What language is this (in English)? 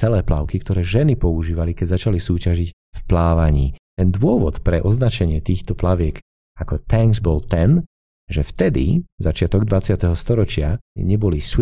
Slovak